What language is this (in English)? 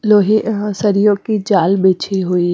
Hindi